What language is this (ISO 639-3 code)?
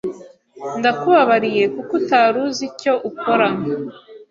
kin